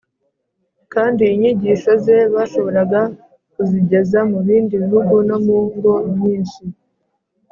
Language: Kinyarwanda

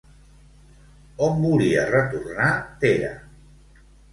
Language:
Catalan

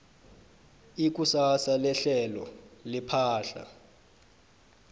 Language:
South Ndebele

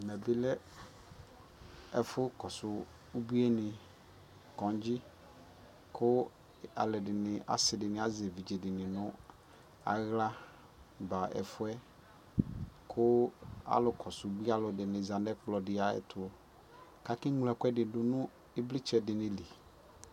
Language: Ikposo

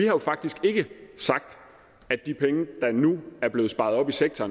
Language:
Danish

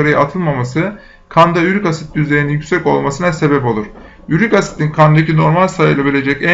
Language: Turkish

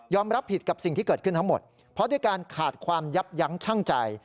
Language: Thai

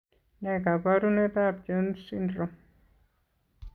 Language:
Kalenjin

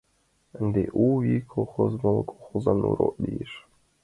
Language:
Mari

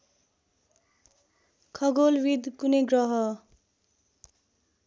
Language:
Nepali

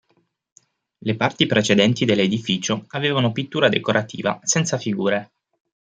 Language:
Italian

